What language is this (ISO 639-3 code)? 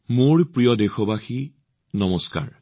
asm